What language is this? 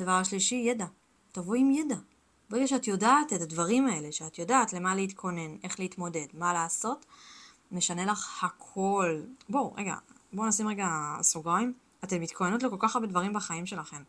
Hebrew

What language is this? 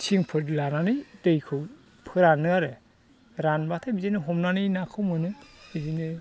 Bodo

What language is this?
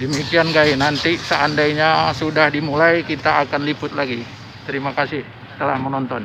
Indonesian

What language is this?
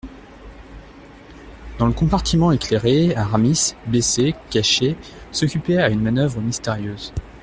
French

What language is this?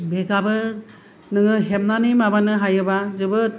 Bodo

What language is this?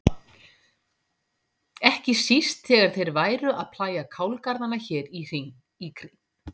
Icelandic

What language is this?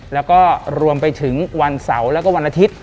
Thai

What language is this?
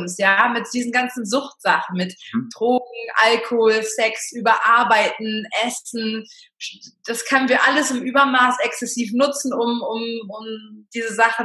German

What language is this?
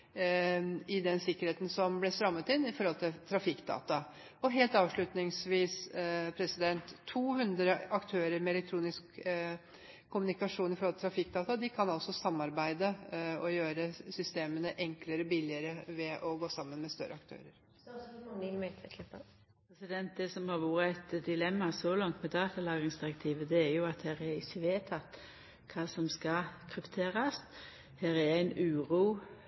Norwegian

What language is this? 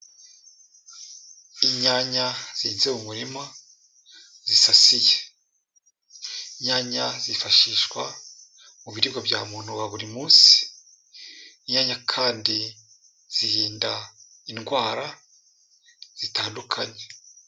Kinyarwanda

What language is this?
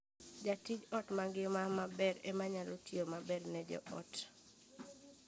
Luo (Kenya and Tanzania)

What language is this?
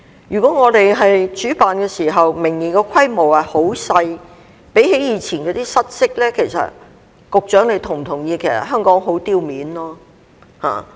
Cantonese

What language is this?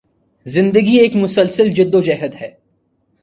Urdu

